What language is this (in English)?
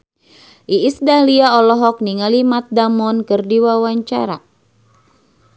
Sundanese